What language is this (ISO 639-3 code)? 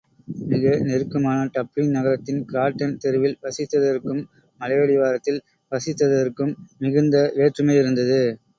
tam